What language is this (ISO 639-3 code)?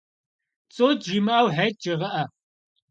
kbd